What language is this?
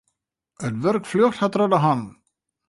Western Frisian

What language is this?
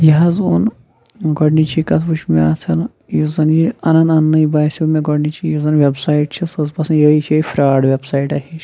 Kashmiri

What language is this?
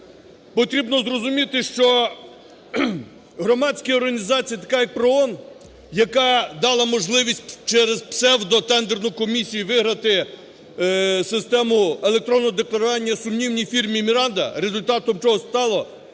Ukrainian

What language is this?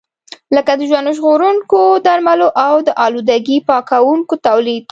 Pashto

